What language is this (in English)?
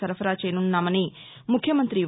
Telugu